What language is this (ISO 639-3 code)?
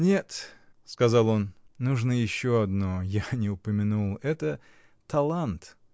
rus